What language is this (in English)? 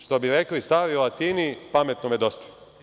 Serbian